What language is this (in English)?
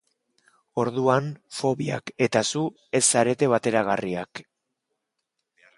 Basque